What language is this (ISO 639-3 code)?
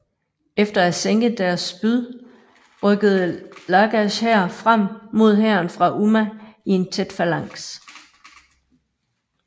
dan